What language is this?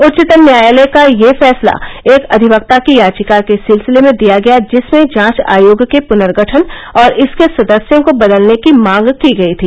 Hindi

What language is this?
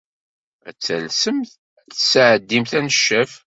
Kabyle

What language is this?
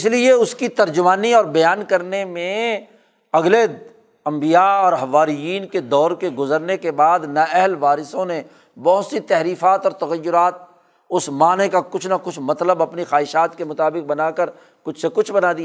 Urdu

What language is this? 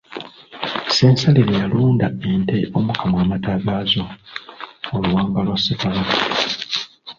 Ganda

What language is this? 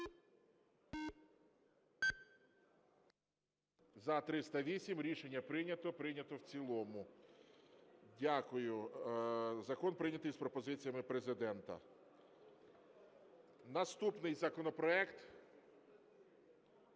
Ukrainian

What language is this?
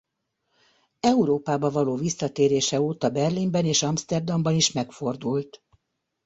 Hungarian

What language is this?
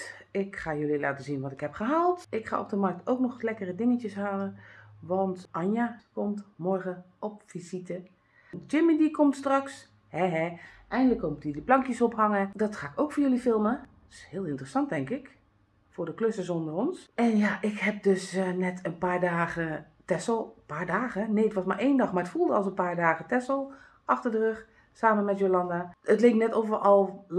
Dutch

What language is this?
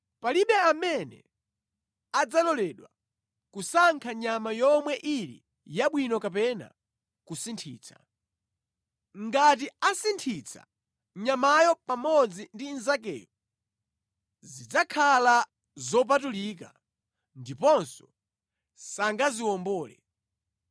Nyanja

